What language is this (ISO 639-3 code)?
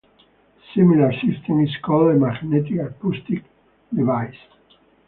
eng